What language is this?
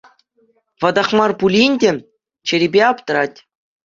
Chuvash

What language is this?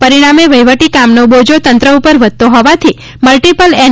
Gujarati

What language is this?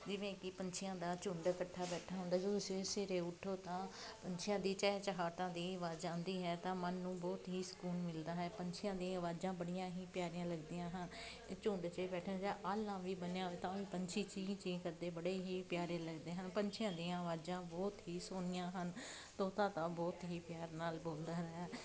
Punjabi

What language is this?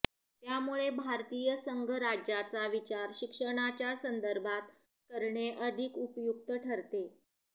Marathi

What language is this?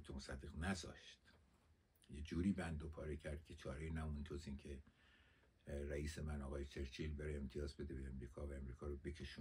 Persian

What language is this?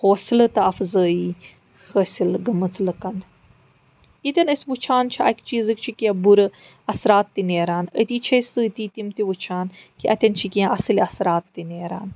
Kashmiri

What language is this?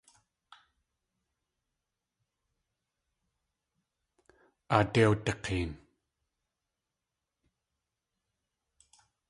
Tlingit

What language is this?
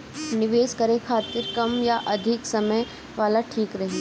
Bhojpuri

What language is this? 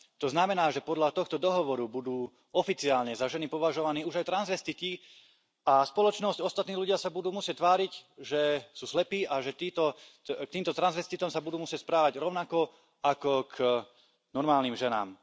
Slovak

